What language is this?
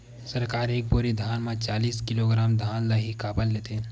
Chhattisgarhi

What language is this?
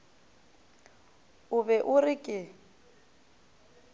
Northern Sotho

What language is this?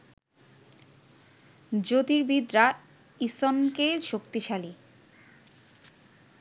Bangla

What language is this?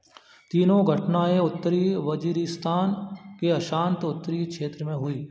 Hindi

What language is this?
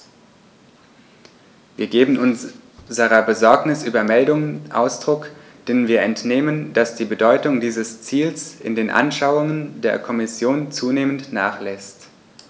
German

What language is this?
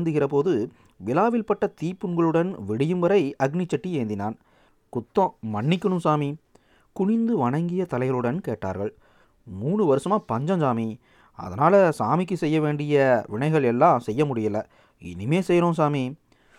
Tamil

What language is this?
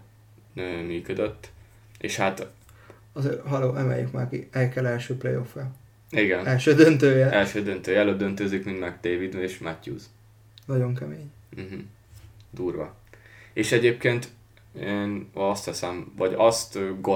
Hungarian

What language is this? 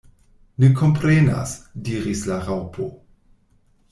Esperanto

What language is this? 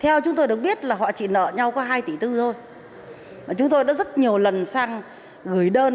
Vietnamese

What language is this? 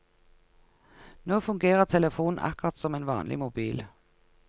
Norwegian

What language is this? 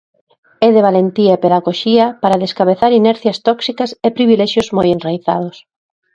Galician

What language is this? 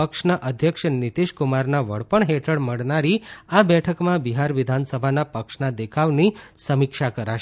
Gujarati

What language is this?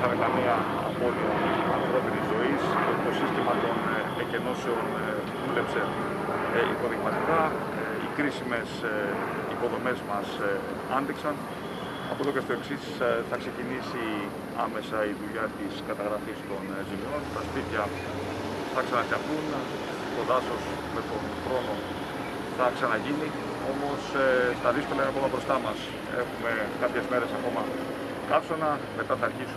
Greek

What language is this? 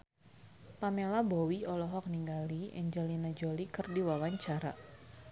Sundanese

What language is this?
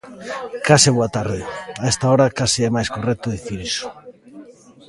Galician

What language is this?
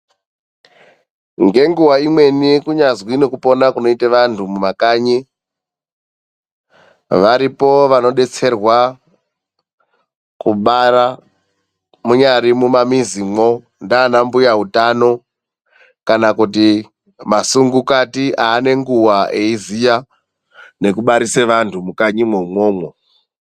Ndau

